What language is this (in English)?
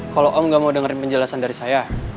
Indonesian